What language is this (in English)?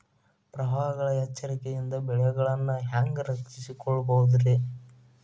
Kannada